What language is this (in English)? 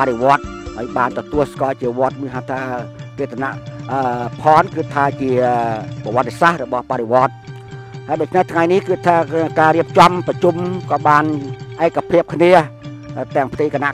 Thai